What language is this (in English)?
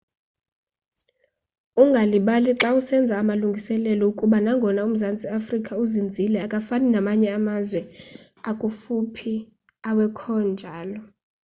Xhosa